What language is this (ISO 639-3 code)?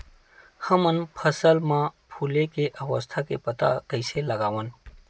hne